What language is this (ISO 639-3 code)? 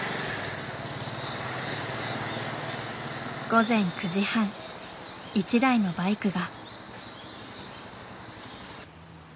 jpn